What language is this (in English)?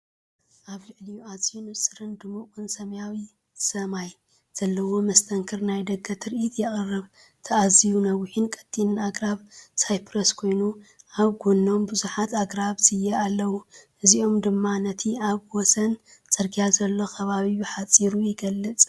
Tigrinya